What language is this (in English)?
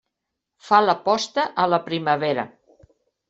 Catalan